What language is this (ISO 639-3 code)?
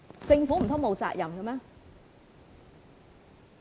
yue